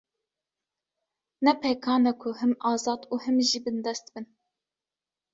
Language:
Kurdish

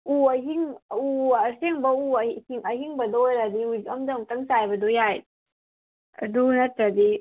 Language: Manipuri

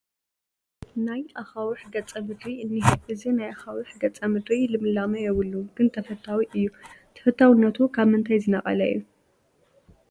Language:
Tigrinya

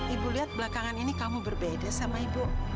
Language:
Indonesian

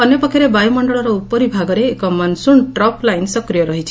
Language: Odia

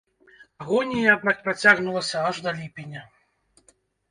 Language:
Belarusian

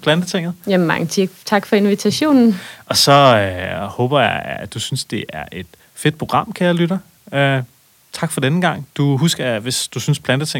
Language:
Danish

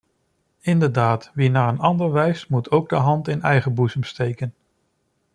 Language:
Dutch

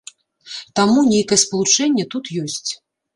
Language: Belarusian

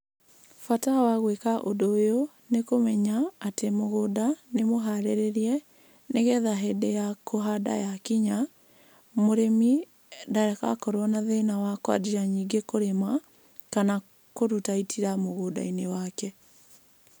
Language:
Kikuyu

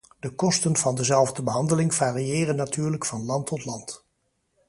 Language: Dutch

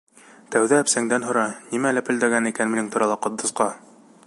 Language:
Bashkir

